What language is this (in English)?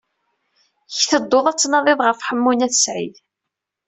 Kabyle